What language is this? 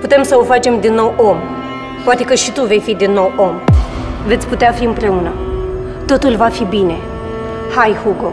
Romanian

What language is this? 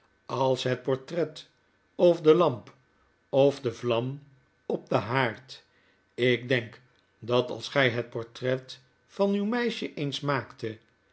Dutch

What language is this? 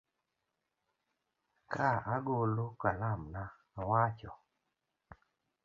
Luo (Kenya and Tanzania)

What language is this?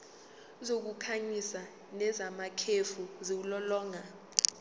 Zulu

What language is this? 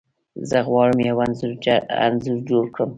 Pashto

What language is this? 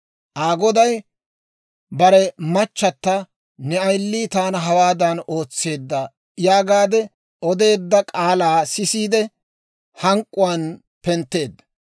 Dawro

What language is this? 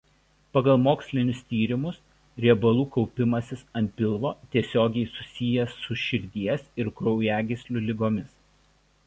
Lithuanian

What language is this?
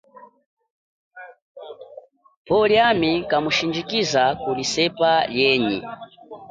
Chokwe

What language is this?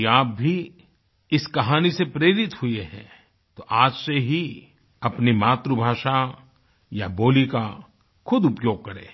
Hindi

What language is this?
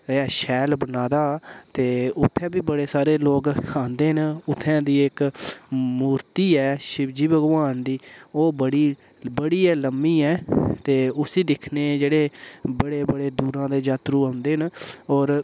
Dogri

